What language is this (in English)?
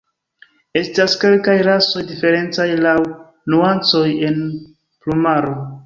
Esperanto